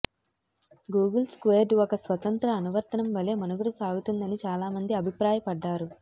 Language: Telugu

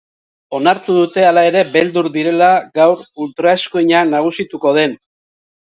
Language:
Basque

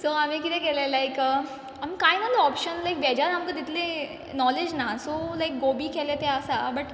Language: Konkani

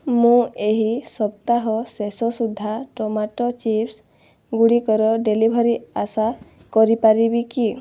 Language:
Odia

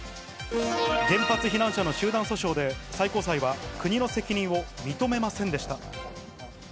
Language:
Japanese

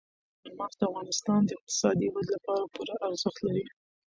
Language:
Pashto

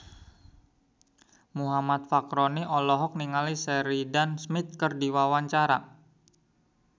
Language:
Sundanese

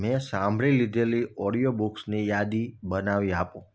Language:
Gujarati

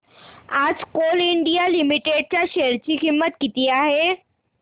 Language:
Marathi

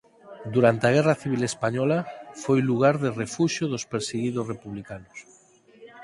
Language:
Galician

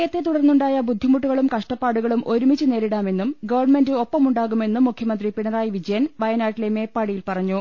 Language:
Malayalam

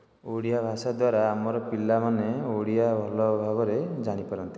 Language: Odia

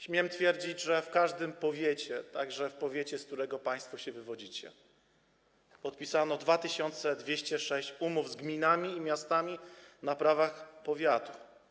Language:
Polish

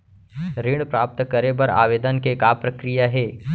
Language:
Chhattisgarhi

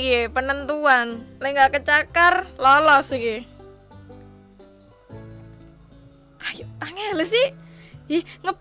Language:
Indonesian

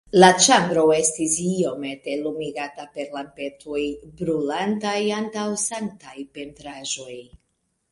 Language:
Esperanto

